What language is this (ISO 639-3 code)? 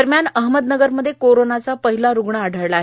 mar